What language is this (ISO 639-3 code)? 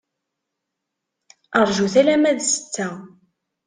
kab